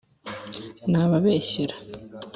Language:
Kinyarwanda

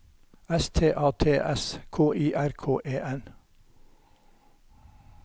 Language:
Norwegian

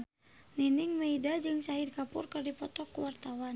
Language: Sundanese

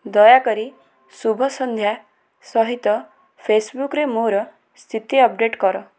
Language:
Odia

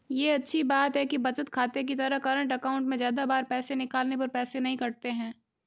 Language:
Hindi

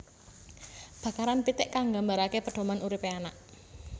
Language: Javanese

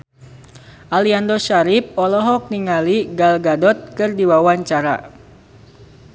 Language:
Sundanese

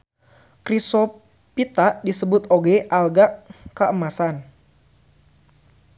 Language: Sundanese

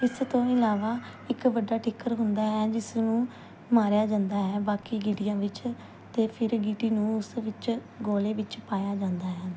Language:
Punjabi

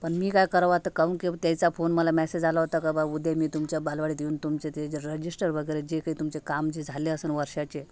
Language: Marathi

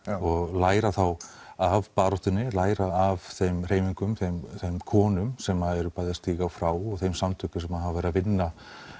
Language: Icelandic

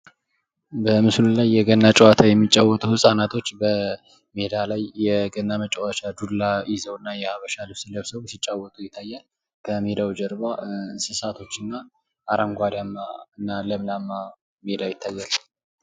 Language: Amharic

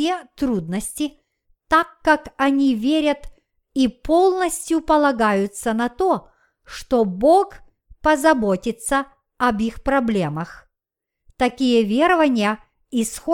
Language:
Russian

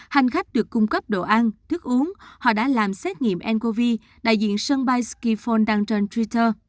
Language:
Vietnamese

